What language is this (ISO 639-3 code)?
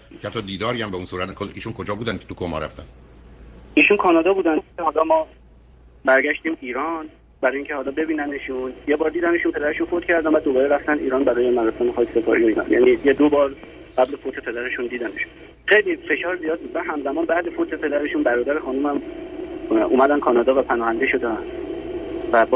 fas